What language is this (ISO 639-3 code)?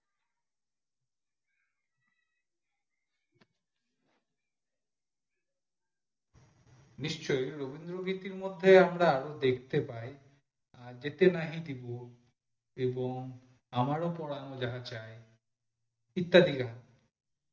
ben